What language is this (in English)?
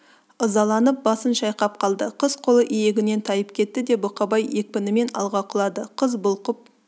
Kazakh